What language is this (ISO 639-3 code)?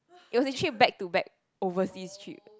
eng